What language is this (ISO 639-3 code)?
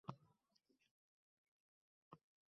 uzb